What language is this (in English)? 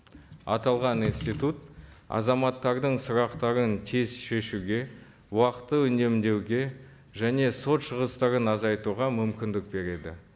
Kazakh